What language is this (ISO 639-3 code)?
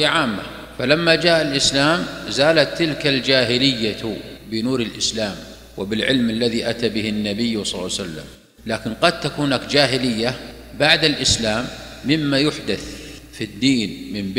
ara